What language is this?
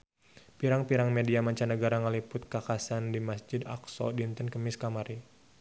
Sundanese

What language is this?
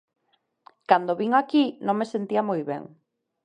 Galician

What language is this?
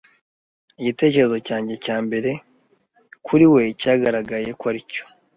Kinyarwanda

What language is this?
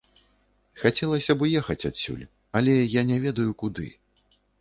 Belarusian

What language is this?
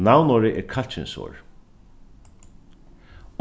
Faroese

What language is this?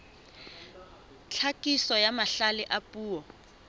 Southern Sotho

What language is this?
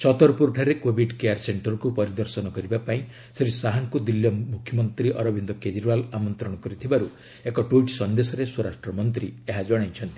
Odia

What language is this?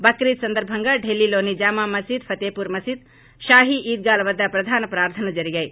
Telugu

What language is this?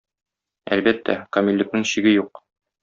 Tatar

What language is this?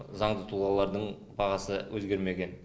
Kazakh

